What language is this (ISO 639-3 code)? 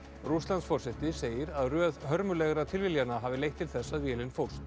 isl